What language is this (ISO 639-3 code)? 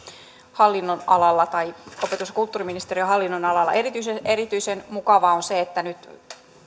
fin